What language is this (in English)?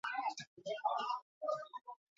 Basque